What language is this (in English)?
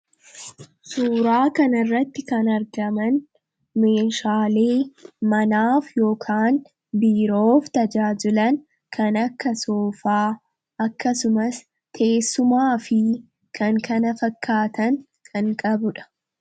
Oromo